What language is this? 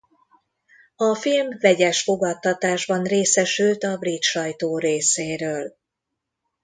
Hungarian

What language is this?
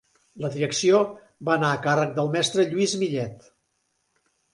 Catalan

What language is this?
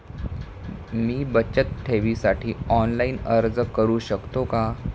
Marathi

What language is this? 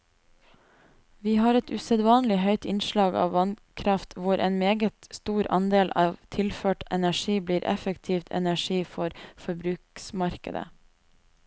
Norwegian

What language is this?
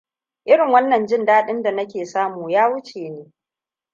Hausa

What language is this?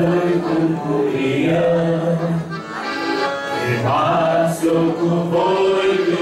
Romanian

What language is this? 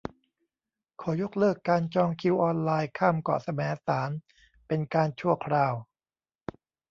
Thai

